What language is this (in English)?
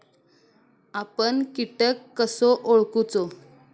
Marathi